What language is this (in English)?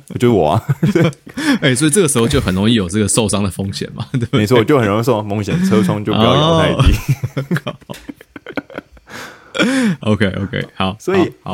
Chinese